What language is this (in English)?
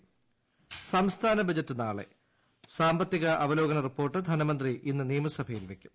Malayalam